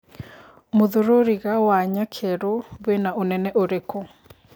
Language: Kikuyu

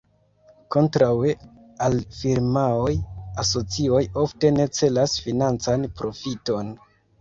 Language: Esperanto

